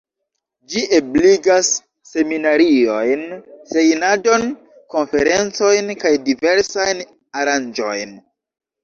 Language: Esperanto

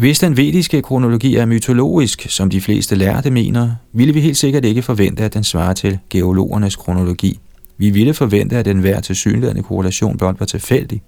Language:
Danish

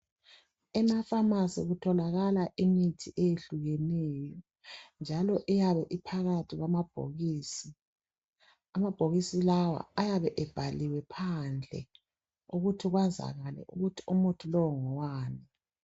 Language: North Ndebele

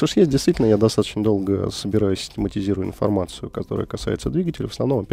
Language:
Russian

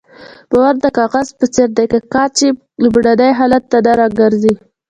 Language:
Pashto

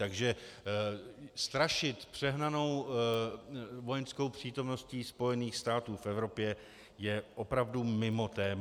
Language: Czech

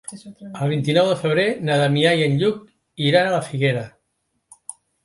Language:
Catalan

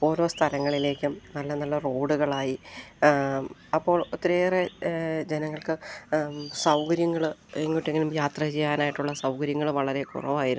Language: Malayalam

